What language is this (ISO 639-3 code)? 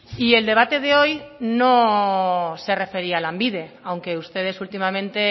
spa